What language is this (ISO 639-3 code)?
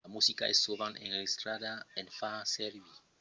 oci